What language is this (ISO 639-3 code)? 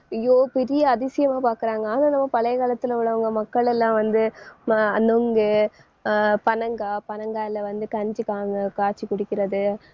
tam